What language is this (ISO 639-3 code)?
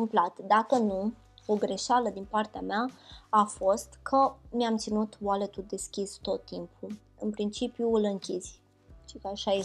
ron